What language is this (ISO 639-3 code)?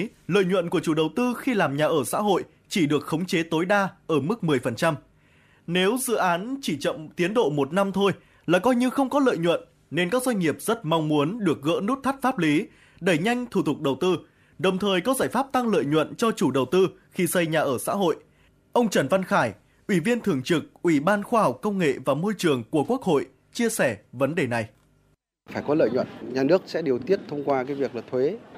vie